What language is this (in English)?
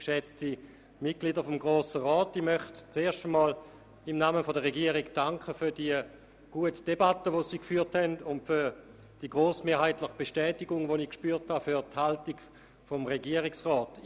Swiss German